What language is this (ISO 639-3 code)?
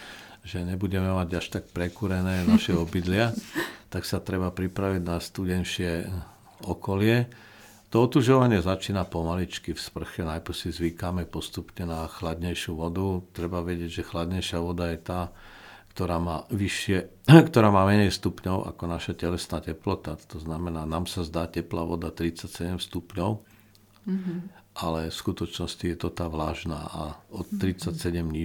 slk